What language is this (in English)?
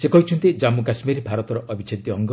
Odia